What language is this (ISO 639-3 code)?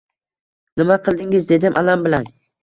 uzb